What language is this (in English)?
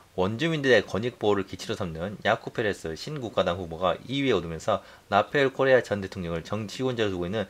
Korean